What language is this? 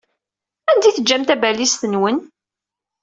Kabyle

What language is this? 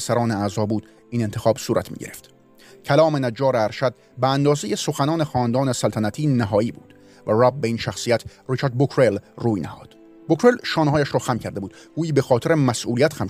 Persian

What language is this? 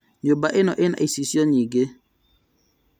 Kikuyu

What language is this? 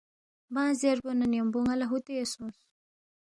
Balti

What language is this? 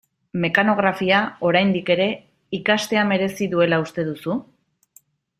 Basque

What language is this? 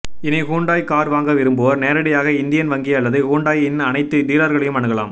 Tamil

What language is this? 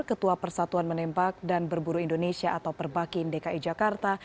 Indonesian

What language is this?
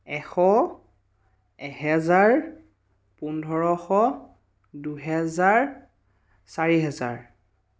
Assamese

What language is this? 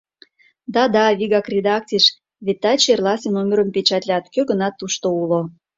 Mari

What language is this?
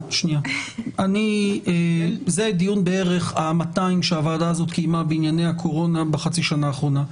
Hebrew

